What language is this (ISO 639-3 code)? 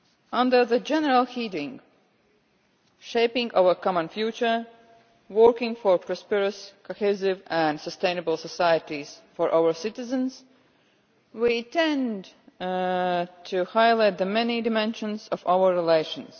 eng